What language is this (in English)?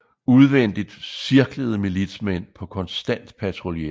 Danish